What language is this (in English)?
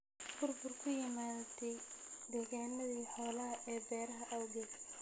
Somali